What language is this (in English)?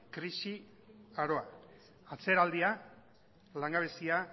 Basque